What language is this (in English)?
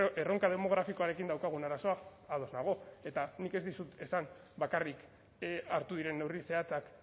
Basque